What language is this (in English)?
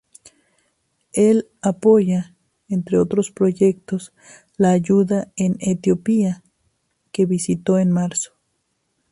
Spanish